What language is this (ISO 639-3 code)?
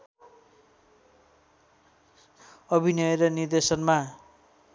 nep